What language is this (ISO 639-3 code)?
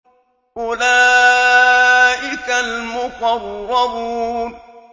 ara